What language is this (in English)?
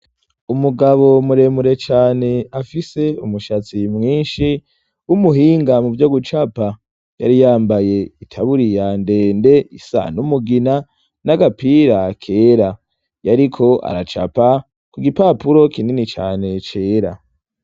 Rundi